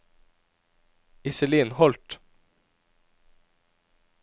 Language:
Norwegian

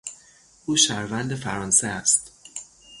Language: Persian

